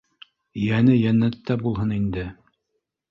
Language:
Bashkir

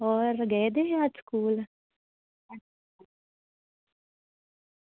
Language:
Dogri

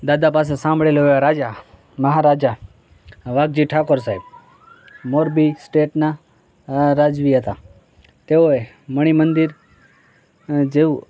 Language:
Gujarati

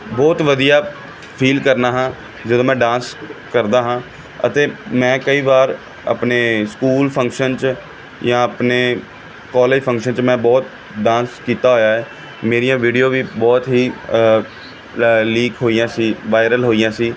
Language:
Punjabi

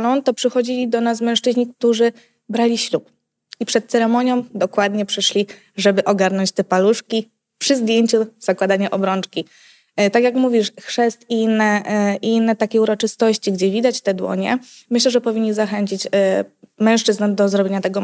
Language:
Polish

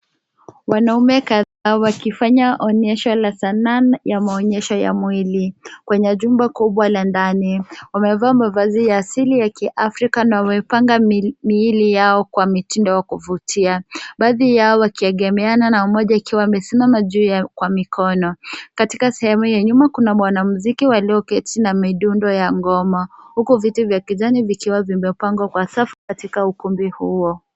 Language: Swahili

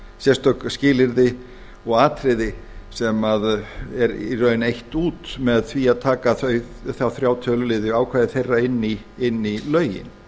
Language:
Icelandic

